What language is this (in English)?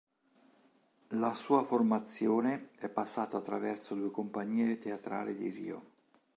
Italian